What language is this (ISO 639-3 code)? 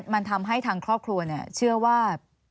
tha